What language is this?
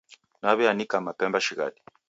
Taita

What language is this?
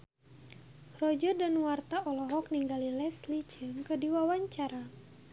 Sundanese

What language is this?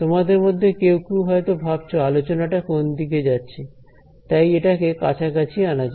Bangla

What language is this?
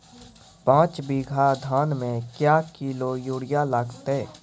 Maithili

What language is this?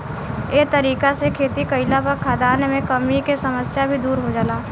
Bhojpuri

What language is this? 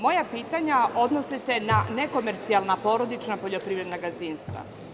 Serbian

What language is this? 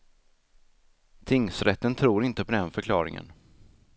Swedish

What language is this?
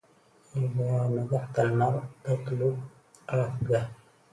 Arabic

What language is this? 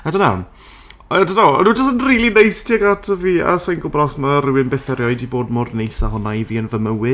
Welsh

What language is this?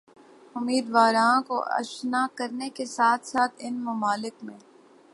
Urdu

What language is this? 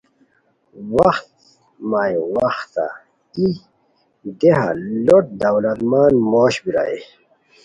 Khowar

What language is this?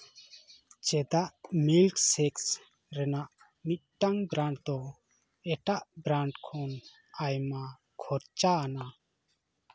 Santali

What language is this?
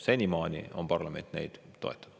Estonian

